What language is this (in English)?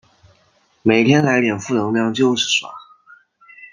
Chinese